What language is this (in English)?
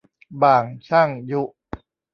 Thai